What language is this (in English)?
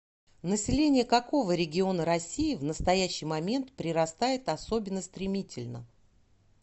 Russian